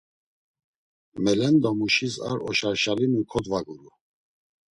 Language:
Laz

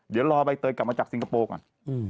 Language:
Thai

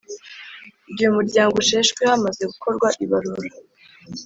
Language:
Kinyarwanda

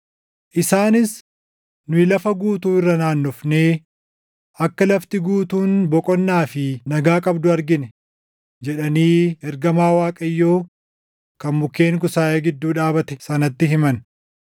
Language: Oromo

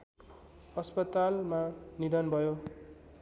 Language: Nepali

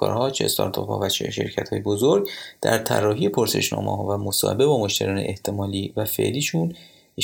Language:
Persian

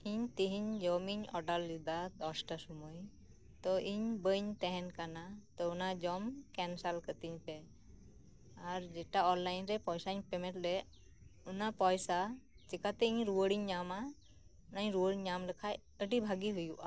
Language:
Santali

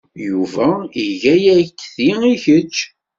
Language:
Kabyle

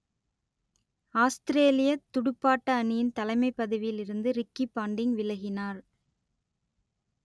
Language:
Tamil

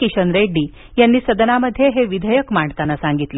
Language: Marathi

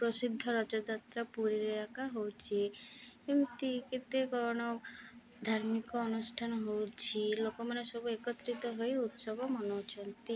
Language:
Odia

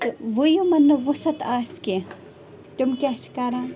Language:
Kashmiri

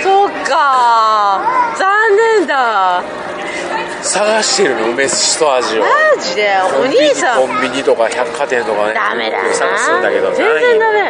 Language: Japanese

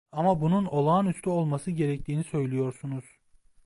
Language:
Turkish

